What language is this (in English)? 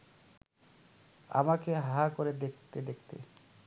Bangla